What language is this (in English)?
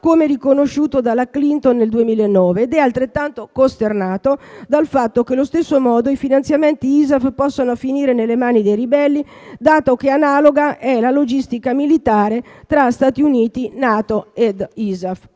Italian